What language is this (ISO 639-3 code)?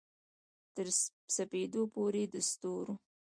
pus